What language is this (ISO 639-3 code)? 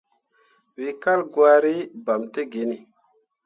mua